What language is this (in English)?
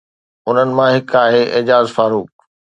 Sindhi